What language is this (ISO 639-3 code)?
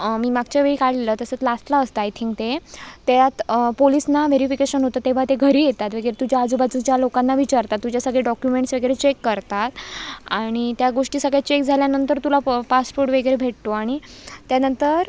mar